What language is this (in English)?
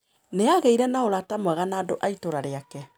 Kikuyu